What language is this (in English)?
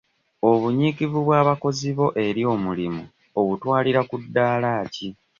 Ganda